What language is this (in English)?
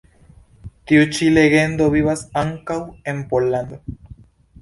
Esperanto